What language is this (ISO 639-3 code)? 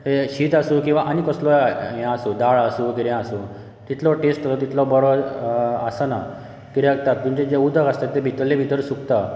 kok